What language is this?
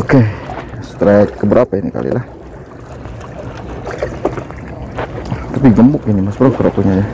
Indonesian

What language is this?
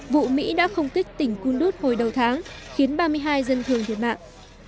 Vietnamese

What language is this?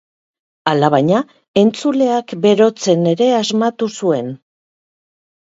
Basque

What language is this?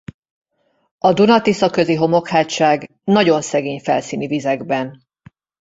Hungarian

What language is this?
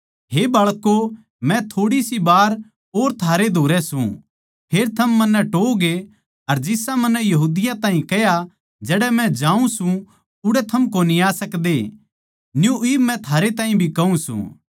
Haryanvi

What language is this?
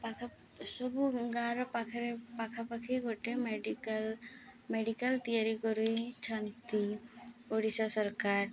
Odia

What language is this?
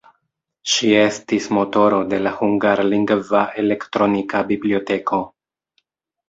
Esperanto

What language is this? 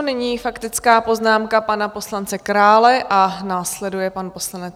Czech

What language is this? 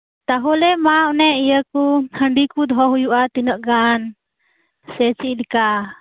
Santali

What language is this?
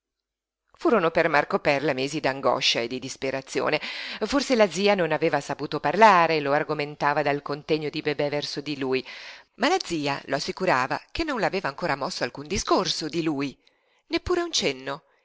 Italian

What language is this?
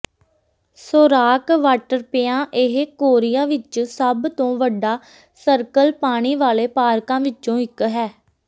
Punjabi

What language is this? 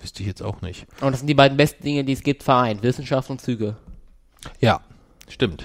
German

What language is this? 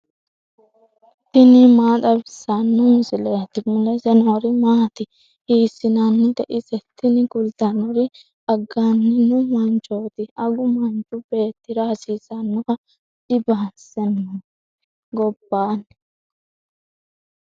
Sidamo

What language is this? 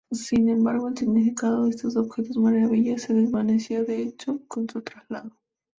Spanish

